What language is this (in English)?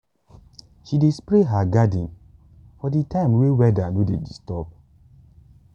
Nigerian Pidgin